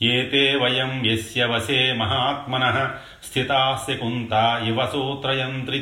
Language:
Telugu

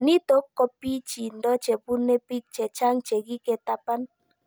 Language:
Kalenjin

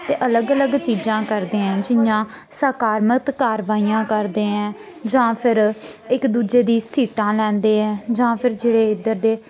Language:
Dogri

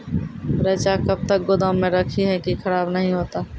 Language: Maithili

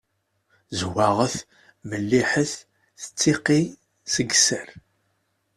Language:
Kabyle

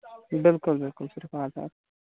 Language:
Kashmiri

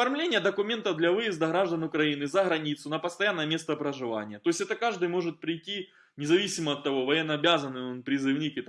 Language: Russian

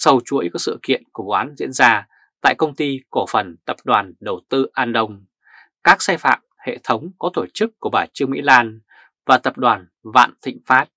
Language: Vietnamese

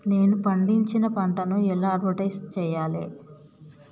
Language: Telugu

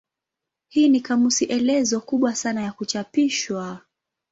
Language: Swahili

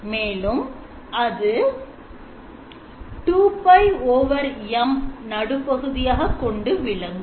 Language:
Tamil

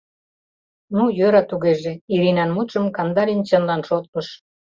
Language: Mari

